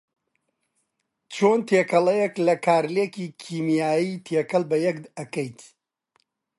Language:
Central Kurdish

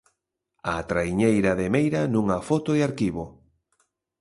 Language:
Galician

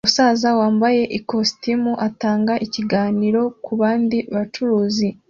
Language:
Kinyarwanda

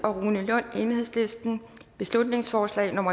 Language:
Danish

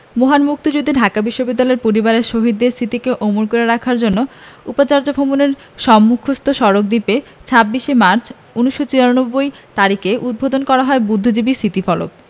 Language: Bangla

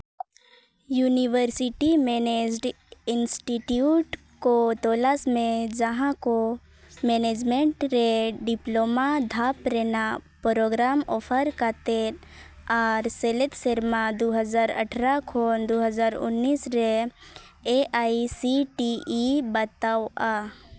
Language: Santali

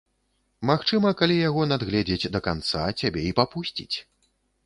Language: Belarusian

